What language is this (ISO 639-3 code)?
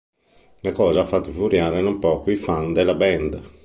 ita